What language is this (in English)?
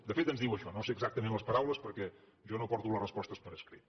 Catalan